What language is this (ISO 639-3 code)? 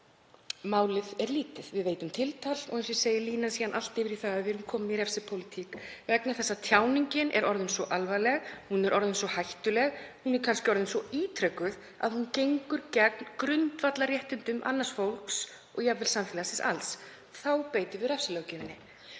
isl